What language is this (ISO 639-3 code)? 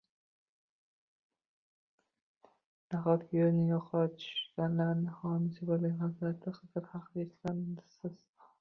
uzb